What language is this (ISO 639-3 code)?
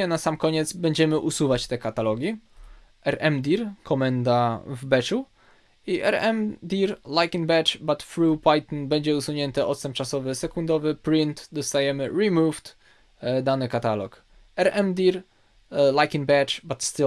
pol